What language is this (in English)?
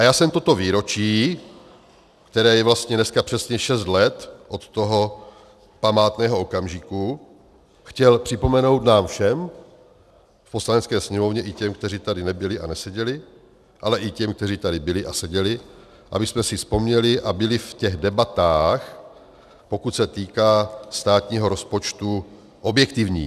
Czech